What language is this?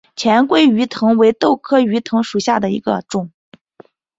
Chinese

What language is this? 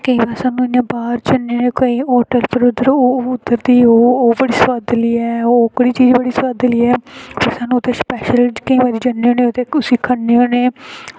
Dogri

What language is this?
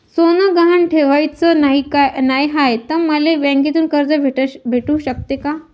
Marathi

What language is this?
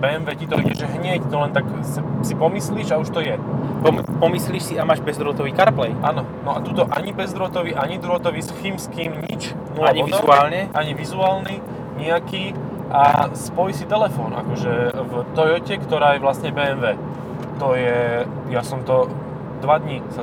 Slovak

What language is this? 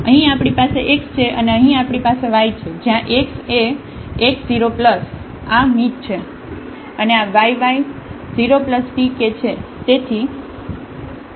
Gujarati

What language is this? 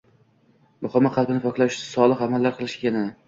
Uzbek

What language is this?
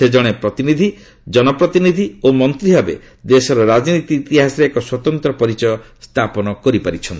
Odia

